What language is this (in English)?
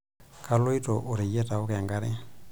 Masai